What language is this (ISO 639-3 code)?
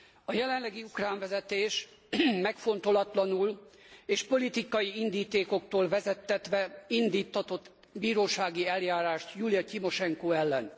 hun